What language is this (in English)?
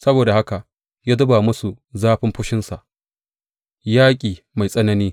Hausa